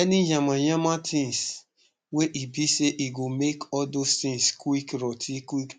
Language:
Nigerian Pidgin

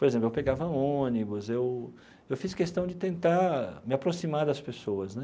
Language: Portuguese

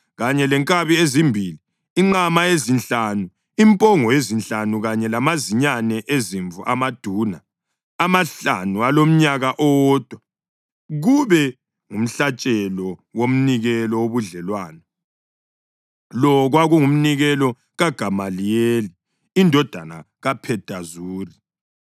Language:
North Ndebele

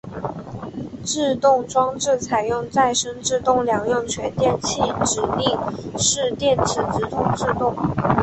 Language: Chinese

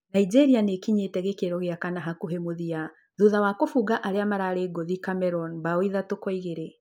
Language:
Kikuyu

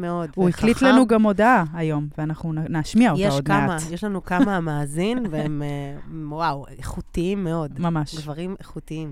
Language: Hebrew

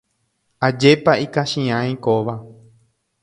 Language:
Guarani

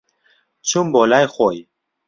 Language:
Central Kurdish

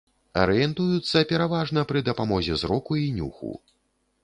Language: Belarusian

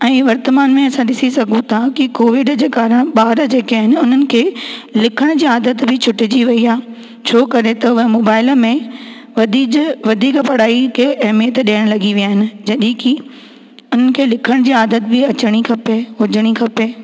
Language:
Sindhi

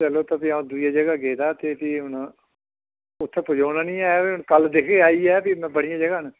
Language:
Dogri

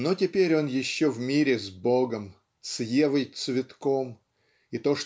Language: Russian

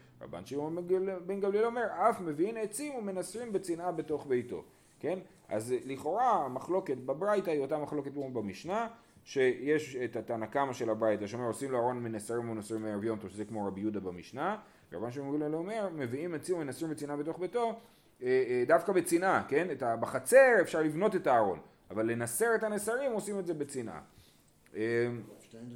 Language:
Hebrew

